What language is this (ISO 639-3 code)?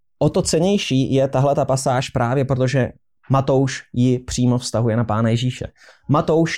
ces